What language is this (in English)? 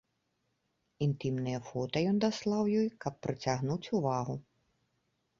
Belarusian